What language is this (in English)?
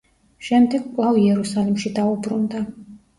Georgian